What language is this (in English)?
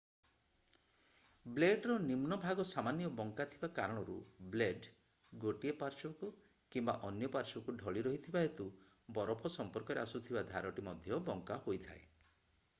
Odia